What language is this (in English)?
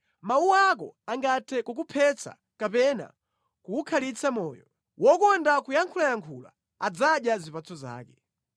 Nyanja